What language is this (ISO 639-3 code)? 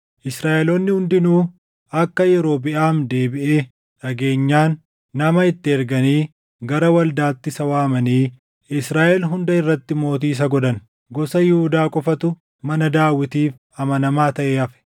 orm